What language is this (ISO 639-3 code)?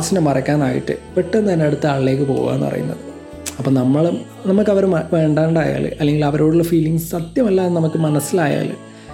mal